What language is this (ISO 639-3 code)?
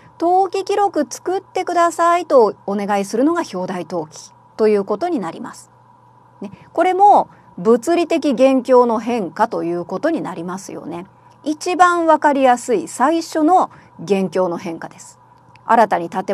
jpn